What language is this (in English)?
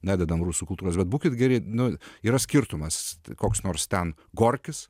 Lithuanian